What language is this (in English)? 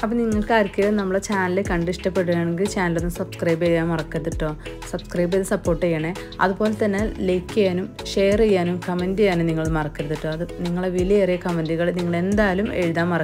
Thai